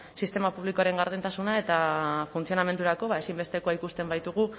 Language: Basque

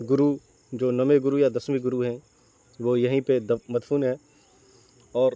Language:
Urdu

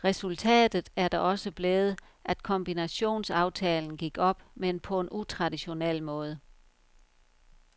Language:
Danish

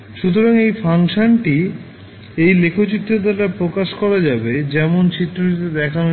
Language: Bangla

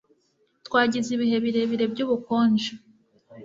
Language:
Kinyarwanda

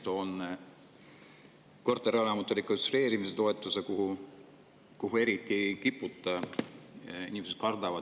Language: Estonian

